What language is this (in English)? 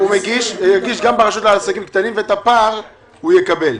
Hebrew